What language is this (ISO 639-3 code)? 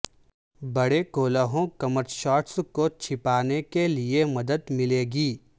urd